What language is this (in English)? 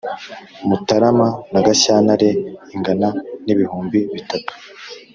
Kinyarwanda